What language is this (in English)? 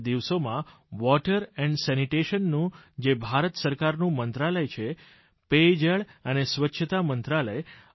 Gujarati